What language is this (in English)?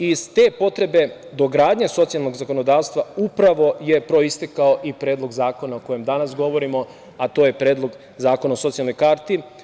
Serbian